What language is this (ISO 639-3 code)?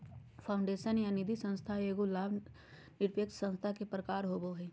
mag